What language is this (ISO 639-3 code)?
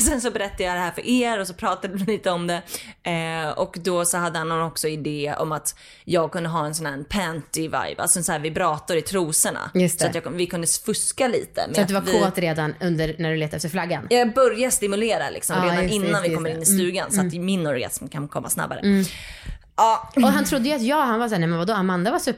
swe